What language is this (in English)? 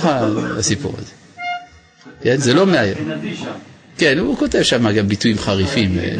Hebrew